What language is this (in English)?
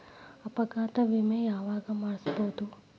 Kannada